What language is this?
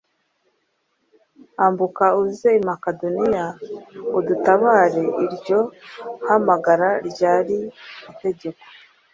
Kinyarwanda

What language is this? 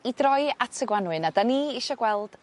Welsh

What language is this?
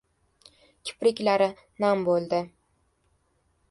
Uzbek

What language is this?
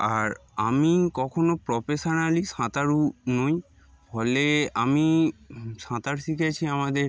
Bangla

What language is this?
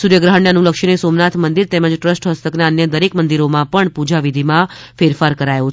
Gujarati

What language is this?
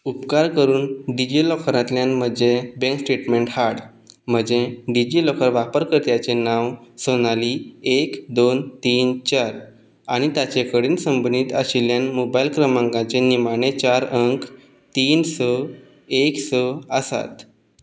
Konkani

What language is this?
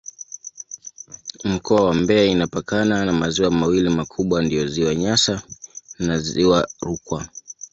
Swahili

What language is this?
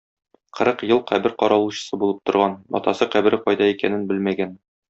Tatar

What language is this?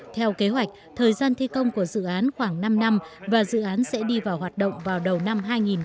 Vietnamese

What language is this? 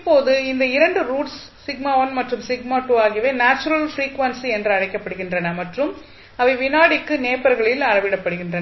Tamil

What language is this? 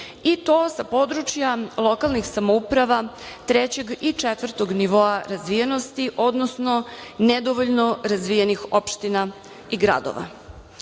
Serbian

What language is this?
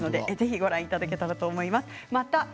Japanese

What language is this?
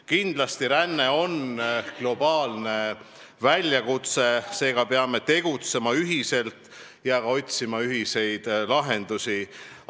Estonian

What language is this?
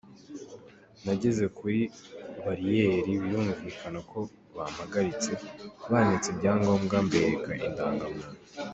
Kinyarwanda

